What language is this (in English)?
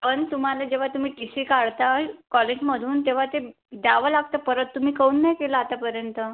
Marathi